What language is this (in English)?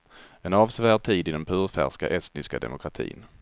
Swedish